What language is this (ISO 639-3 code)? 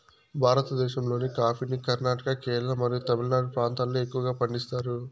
tel